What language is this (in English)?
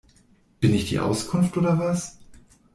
German